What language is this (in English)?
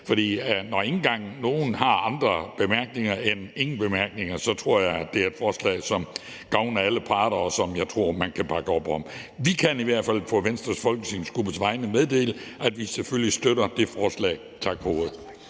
Danish